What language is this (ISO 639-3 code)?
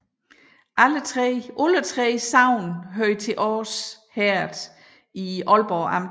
dan